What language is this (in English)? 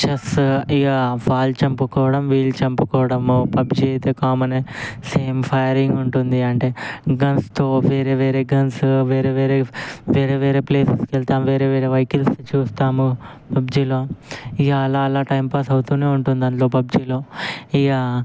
Telugu